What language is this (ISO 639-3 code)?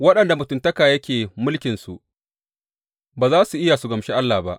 hau